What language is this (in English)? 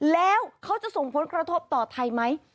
Thai